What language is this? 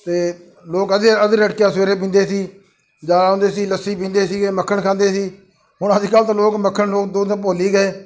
Punjabi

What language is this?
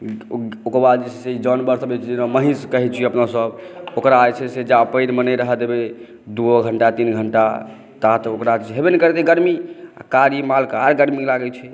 Maithili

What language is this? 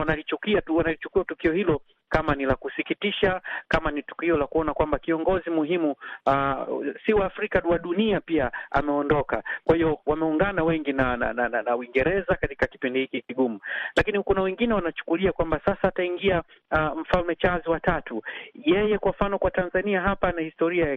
Swahili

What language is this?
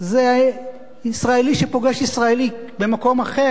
Hebrew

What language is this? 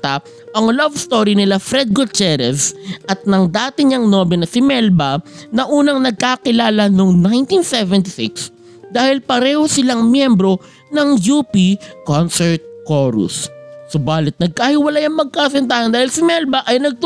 Filipino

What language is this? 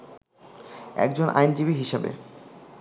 Bangla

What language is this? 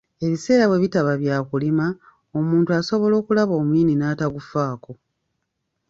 Ganda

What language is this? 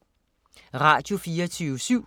Danish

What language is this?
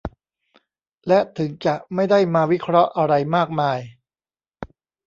Thai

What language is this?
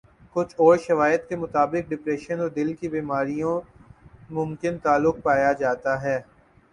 Urdu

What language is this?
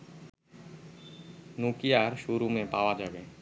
Bangla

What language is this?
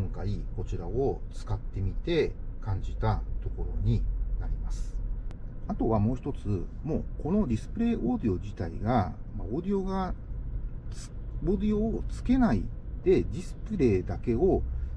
Japanese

